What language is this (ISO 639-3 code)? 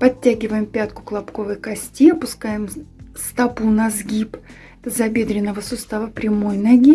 rus